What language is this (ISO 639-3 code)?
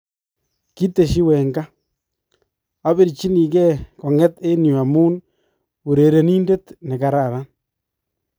kln